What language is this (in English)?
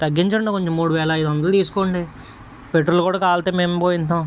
Telugu